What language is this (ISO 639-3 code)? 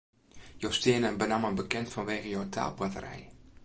fry